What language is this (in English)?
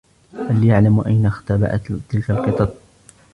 Arabic